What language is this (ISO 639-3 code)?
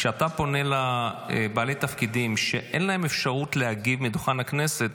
heb